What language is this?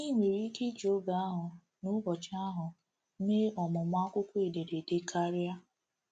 Igbo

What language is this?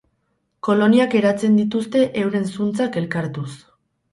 Basque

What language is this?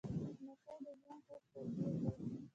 Pashto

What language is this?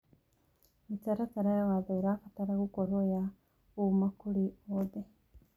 Kikuyu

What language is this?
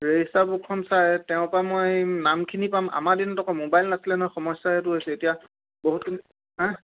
Assamese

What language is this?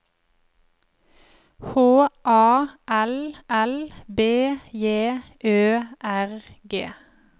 Norwegian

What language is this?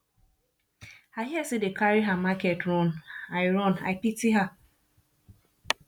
Nigerian Pidgin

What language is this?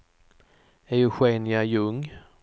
Swedish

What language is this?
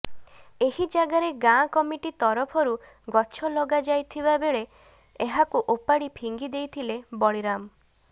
Odia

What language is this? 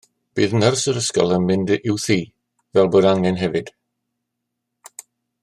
Welsh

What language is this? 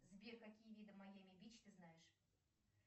Russian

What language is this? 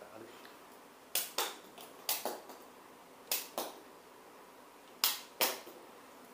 Hindi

